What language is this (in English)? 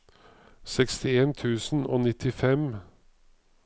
Norwegian